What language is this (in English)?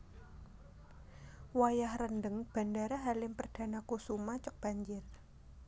Javanese